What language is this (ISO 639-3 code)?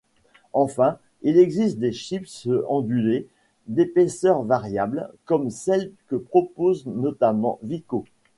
fra